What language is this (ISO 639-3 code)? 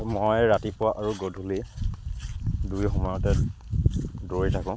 asm